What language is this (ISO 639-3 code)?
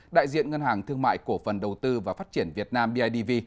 vie